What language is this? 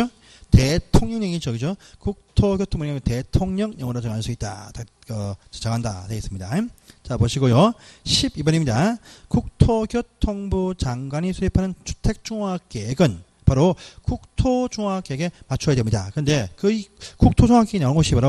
Korean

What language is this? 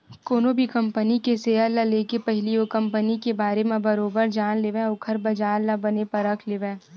Chhattisgarhi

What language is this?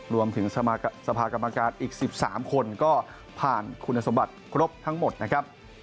Thai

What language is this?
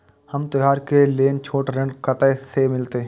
Maithili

